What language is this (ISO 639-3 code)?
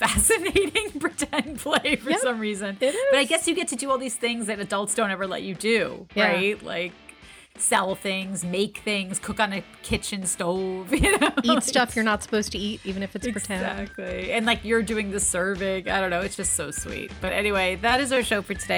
eng